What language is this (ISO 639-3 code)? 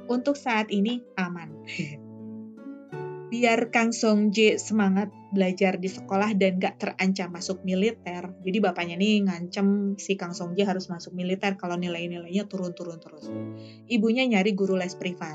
ind